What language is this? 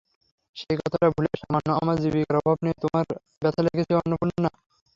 Bangla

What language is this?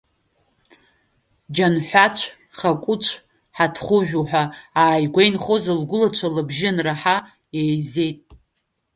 Abkhazian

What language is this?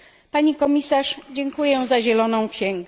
Polish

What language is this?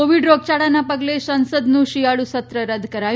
Gujarati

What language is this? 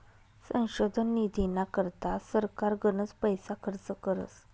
Marathi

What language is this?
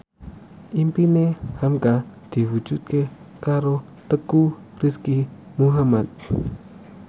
Javanese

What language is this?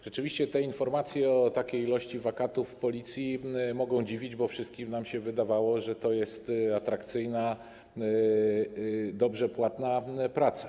Polish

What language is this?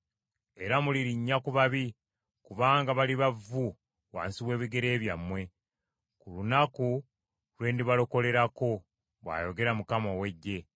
Ganda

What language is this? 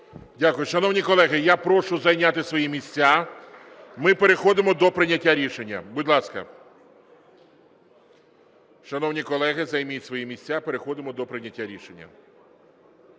Ukrainian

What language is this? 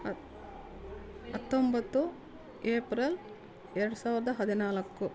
Kannada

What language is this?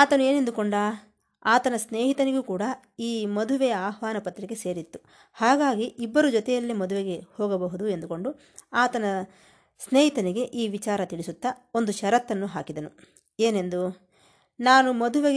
Kannada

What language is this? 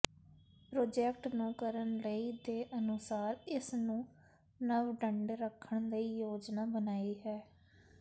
Punjabi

